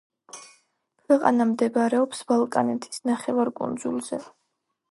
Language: Georgian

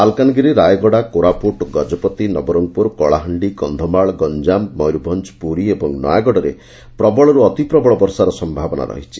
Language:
Odia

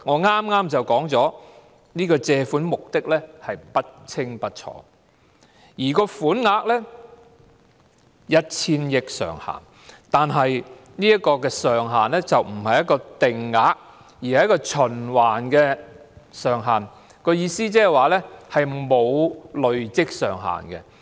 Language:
Cantonese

